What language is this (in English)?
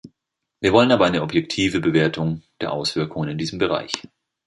German